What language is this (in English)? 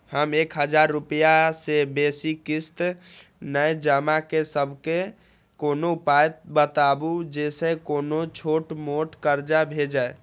Maithili